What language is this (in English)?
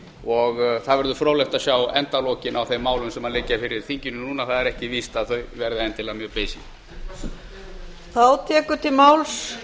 Icelandic